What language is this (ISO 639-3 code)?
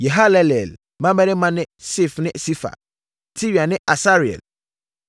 aka